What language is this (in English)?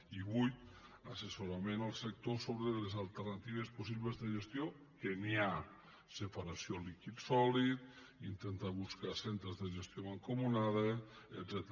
Catalan